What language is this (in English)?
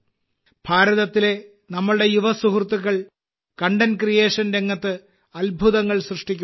Malayalam